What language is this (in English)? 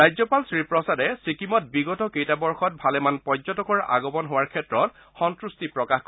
Assamese